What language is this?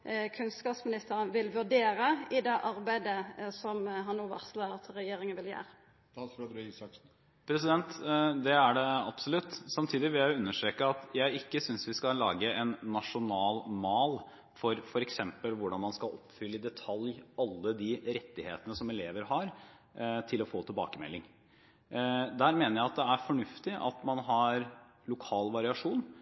Norwegian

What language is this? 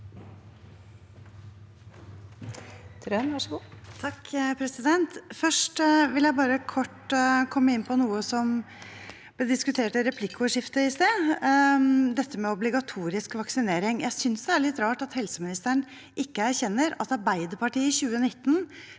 Norwegian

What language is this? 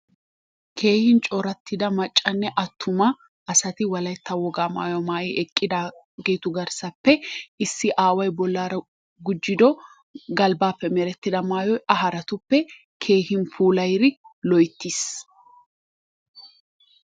Wolaytta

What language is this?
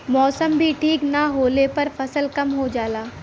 Bhojpuri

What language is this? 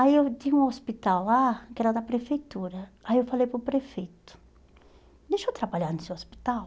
Portuguese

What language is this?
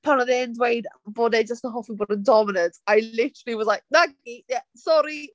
Welsh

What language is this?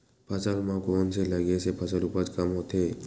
Chhattisgarhi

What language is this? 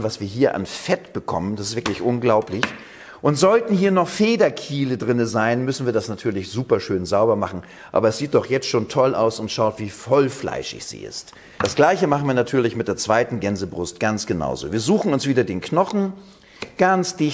German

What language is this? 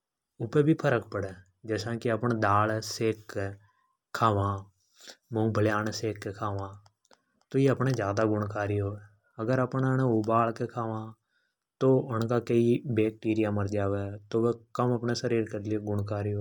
Hadothi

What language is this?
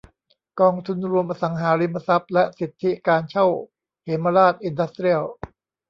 Thai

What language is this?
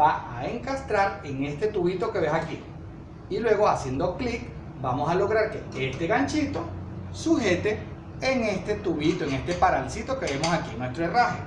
Spanish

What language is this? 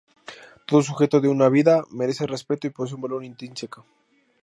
Spanish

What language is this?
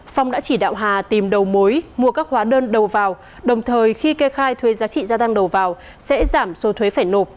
Vietnamese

